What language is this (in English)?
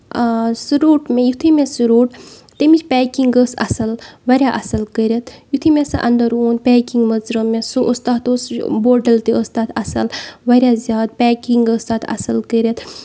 Kashmiri